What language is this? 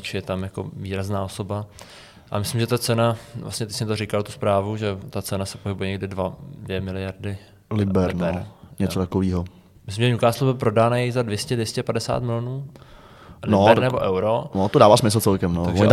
Czech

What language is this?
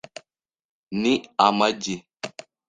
Kinyarwanda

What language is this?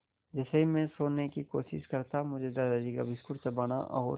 Hindi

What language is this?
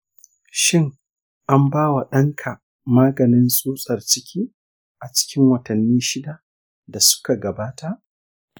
Hausa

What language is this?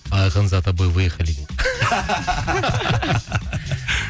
Kazakh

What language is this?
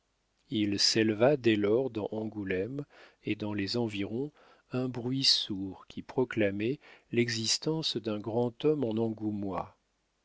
French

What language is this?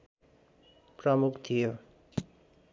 Nepali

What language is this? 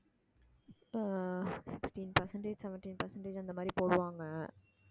Tamil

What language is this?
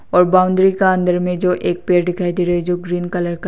Hindi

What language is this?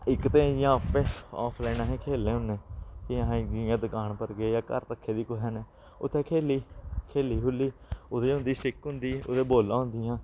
Dogri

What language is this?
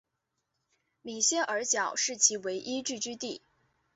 Chinese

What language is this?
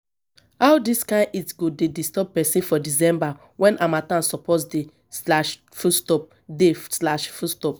Nigerian Pidgin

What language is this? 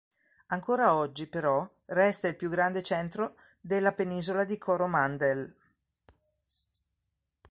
Italian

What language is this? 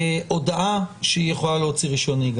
Hebrew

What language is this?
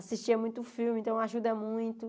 Portuguese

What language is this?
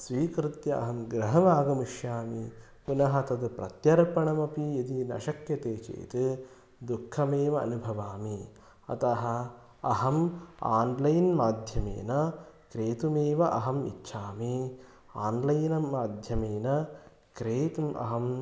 Sanskrit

